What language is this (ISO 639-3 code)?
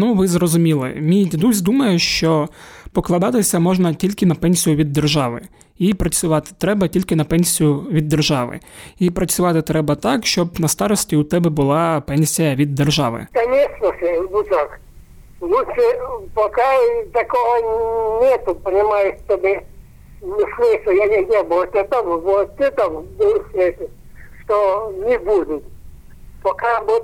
ukr